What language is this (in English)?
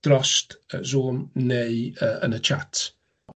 Welsh